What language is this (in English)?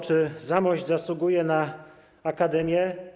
Polish